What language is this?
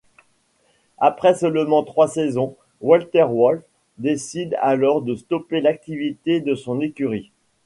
French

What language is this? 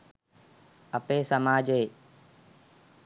Sinhala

